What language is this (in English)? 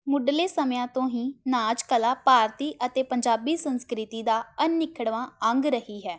Punjabi